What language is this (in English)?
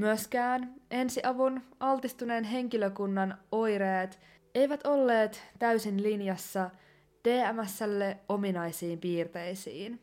Finnish